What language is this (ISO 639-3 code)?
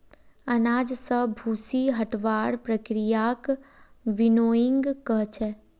mag